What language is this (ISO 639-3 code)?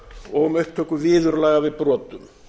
isl